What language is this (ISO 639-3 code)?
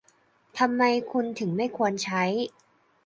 tha